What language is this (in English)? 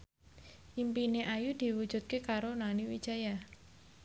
Javanese